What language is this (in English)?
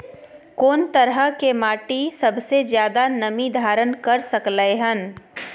Maithili